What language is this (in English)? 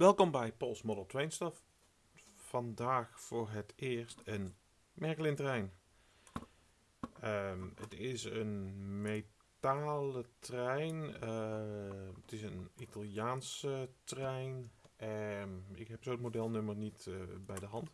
Dutch